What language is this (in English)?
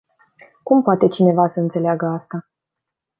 Romanian